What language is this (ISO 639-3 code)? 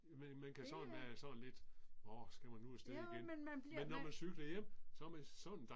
dan